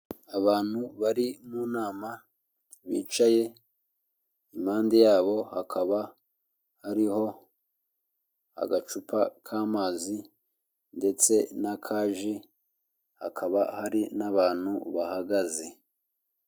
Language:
Kinyarwanda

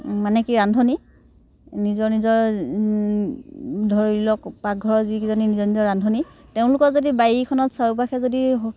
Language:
Assamese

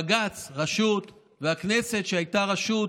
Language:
Hebrew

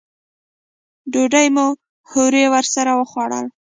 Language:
Pashto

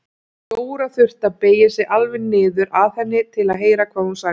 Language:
Icelandic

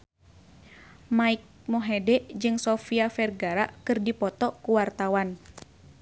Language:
Sundanese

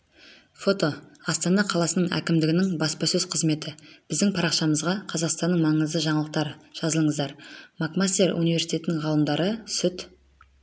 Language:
Kazakh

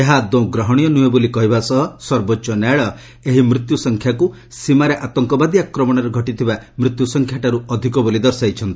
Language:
Odia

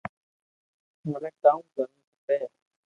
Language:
Loarki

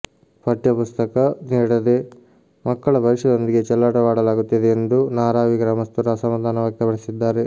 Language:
Kannada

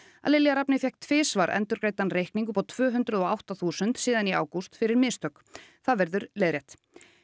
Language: Icelandic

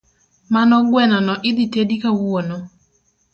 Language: Luo (Kenya and Tanzania)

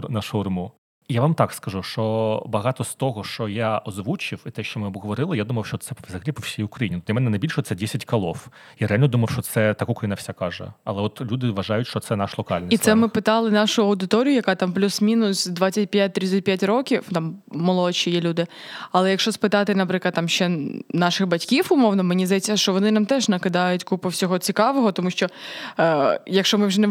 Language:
Ukrainian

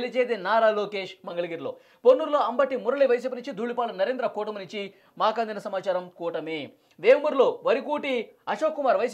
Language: Telugu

